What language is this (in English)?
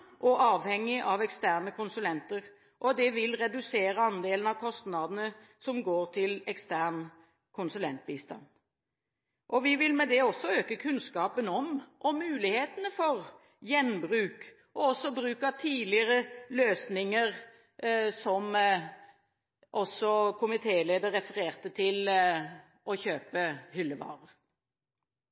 Norwegian Bokmål